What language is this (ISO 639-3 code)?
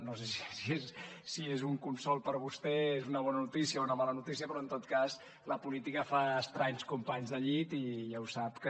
cat